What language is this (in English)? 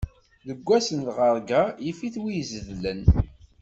Kabyle